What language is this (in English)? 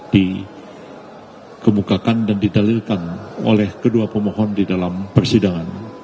Indonesian